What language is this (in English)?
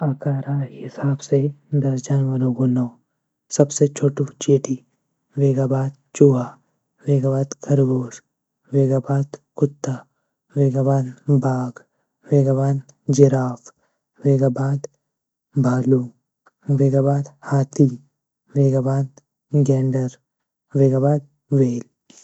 Garhwali